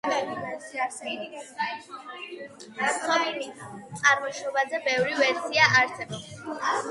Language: Georgian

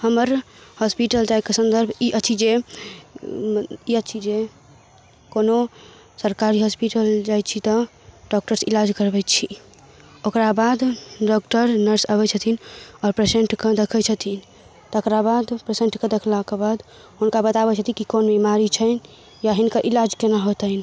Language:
Maithili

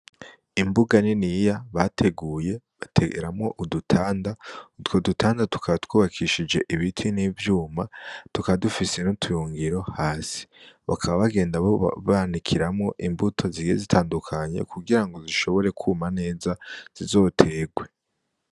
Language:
Rundi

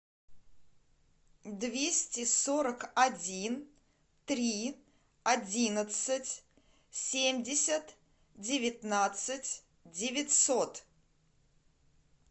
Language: Russian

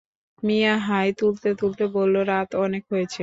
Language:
Bangla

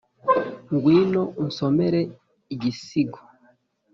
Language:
Kinyarwanda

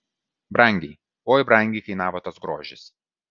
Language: Lithuanian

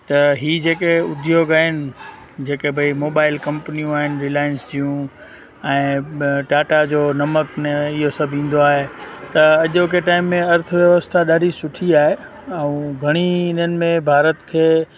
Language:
Sindhi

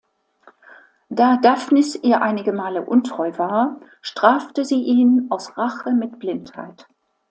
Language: German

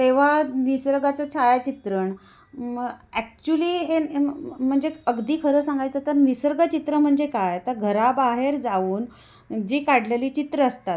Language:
Marathi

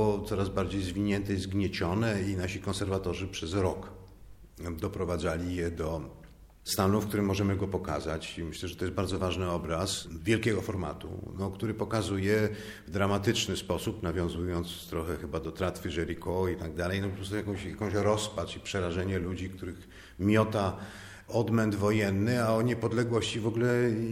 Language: Polish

